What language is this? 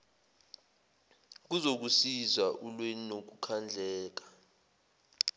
Zulu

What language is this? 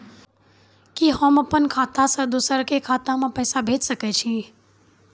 Maithili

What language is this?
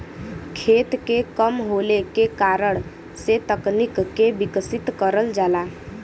Bhojpuri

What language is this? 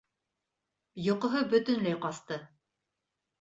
Bashkir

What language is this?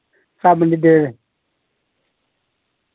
Dogri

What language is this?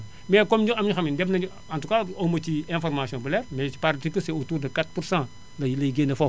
Wolof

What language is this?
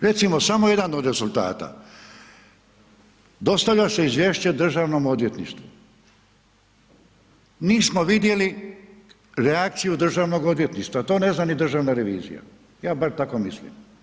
Croatian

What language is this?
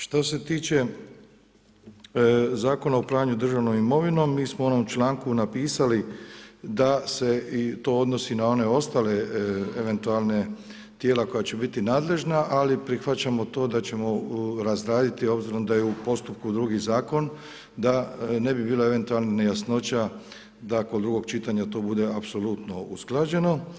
Croatian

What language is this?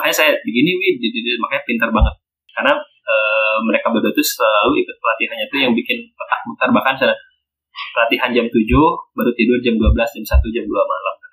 Indonesian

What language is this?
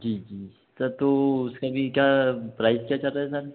Hindi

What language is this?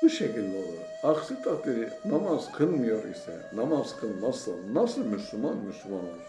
Turkish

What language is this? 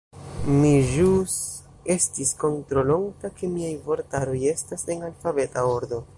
Esperanto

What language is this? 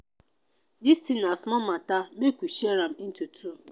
Nigerian Pidgin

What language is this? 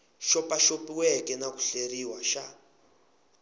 Tsonga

